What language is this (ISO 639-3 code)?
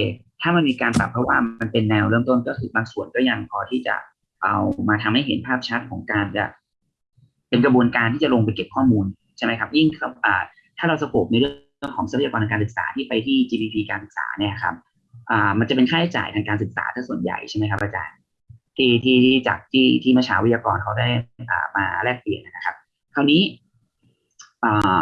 tha